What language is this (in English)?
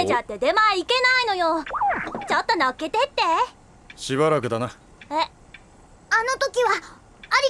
Japanese